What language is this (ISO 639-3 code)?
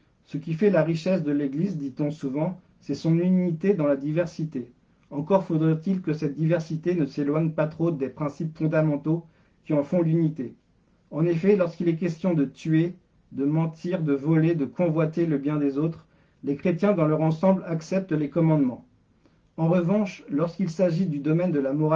fra